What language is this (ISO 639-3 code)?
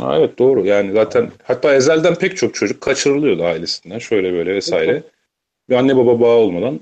tur